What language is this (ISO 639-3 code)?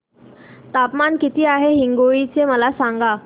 mar